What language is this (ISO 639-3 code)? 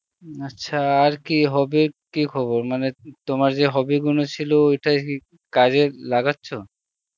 ben